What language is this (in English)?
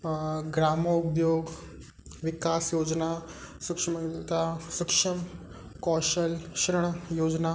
Sindhi